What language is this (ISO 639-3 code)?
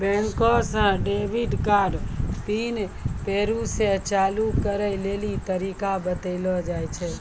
mai